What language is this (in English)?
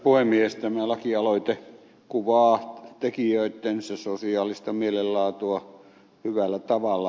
Finnish